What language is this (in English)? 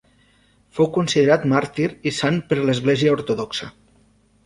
Catalan